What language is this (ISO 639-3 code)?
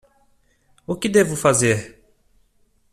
por